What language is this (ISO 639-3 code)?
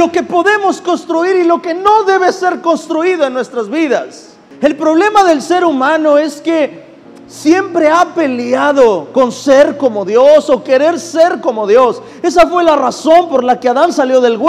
spa